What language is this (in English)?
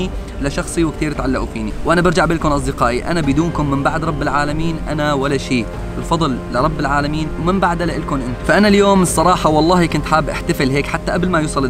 Arabic